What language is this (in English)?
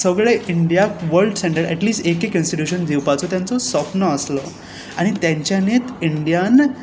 Konkani